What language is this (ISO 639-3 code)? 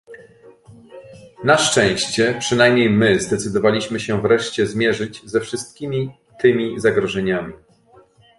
pol